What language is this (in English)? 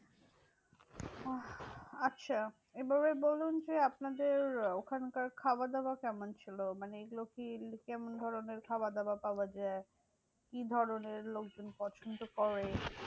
Bangla